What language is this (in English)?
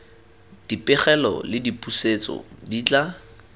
Tswana